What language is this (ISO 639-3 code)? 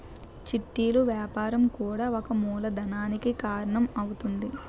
tel